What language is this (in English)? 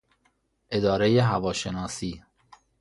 Persian